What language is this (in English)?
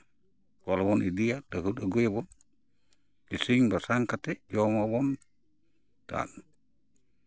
Santali